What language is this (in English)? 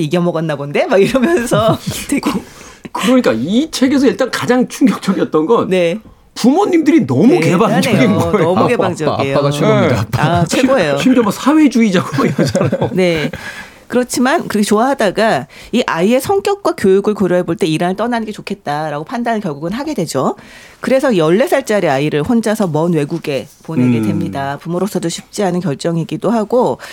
Korean